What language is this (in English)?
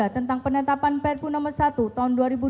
Indonesian